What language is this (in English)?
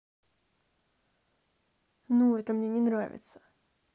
Russian